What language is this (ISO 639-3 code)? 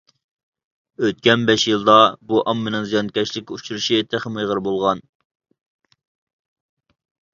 uig